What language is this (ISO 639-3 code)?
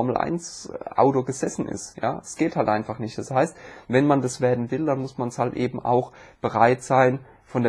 deu